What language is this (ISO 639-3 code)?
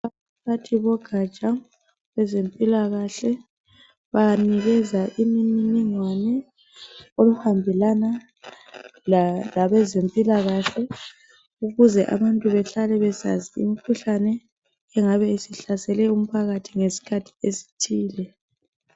nde